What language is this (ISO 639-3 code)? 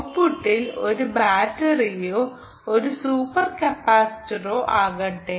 mal